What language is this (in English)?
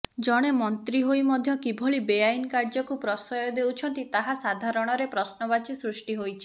Odia